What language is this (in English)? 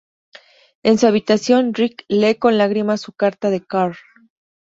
Spanish